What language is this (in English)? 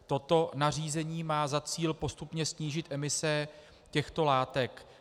Czech